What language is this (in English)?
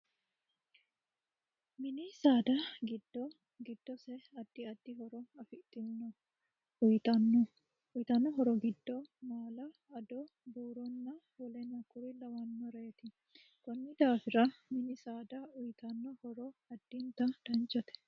Sidamo